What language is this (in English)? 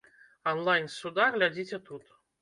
Belarusian